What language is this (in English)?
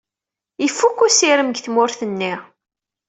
Kabyle